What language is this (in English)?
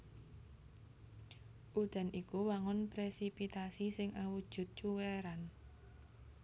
Javanese